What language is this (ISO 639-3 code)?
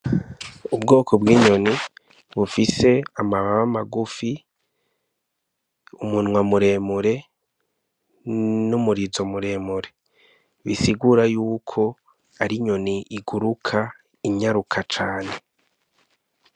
run